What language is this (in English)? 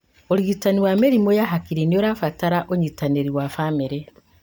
Kikuyu